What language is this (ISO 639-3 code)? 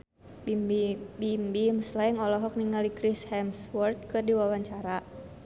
sun